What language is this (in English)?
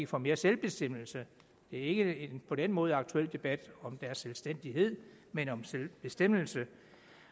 Danish